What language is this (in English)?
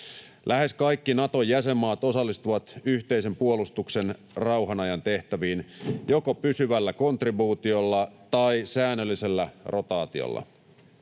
Finnish